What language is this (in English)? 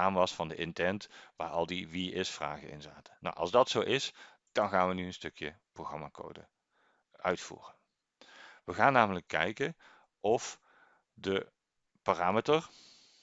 Dutch